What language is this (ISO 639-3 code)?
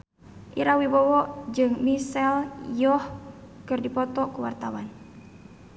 sun